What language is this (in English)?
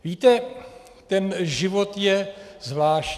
Czech